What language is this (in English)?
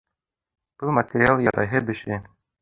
Bashkir